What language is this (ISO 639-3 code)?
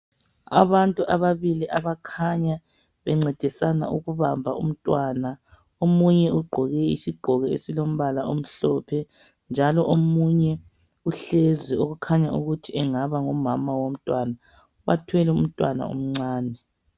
nde